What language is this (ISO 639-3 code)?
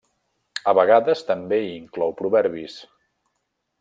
cat